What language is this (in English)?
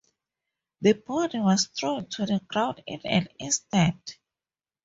English